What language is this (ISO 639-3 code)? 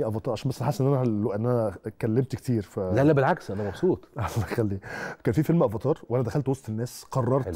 ara